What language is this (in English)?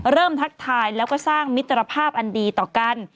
Thai